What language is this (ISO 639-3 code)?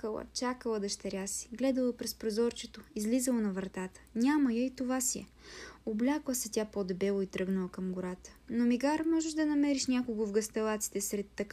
bul